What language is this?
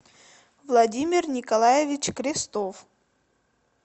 Russian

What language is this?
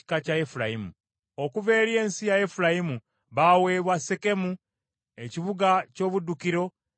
Ganda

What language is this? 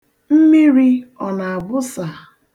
Igbo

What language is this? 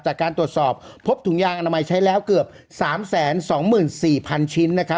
Thai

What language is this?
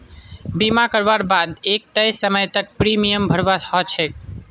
Magahi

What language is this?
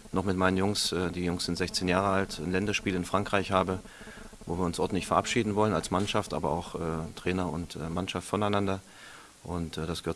German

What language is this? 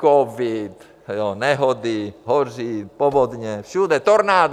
Czech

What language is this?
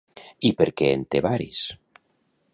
Catalan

